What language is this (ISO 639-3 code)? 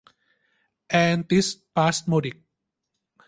tha